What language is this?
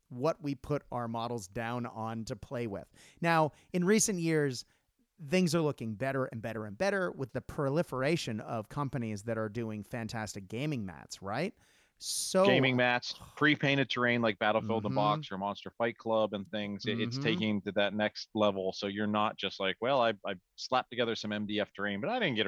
English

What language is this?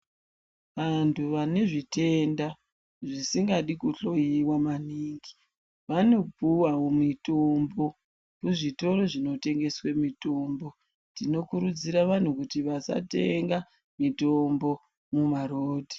Ndau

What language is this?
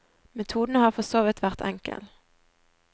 Norwegian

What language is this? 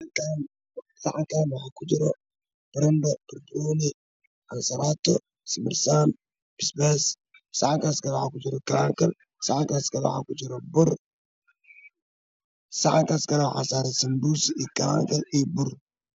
Somali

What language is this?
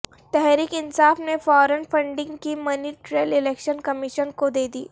Urdu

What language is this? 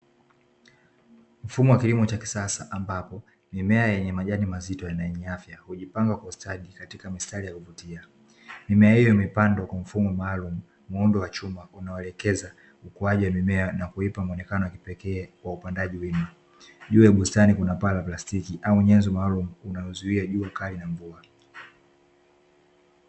Swahili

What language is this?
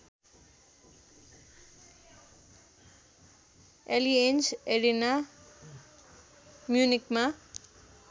Nepali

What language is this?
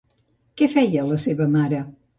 Catalan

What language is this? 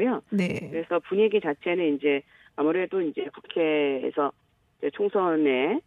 Korean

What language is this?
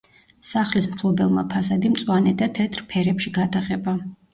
Georgian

